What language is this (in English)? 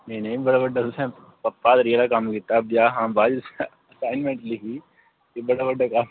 Dogri